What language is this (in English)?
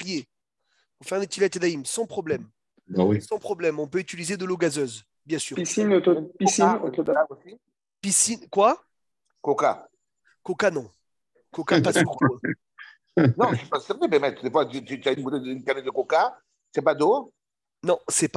French